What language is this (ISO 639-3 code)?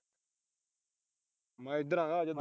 pan